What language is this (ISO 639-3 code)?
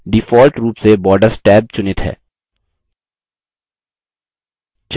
hin